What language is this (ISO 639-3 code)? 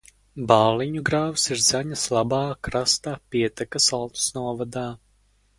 lav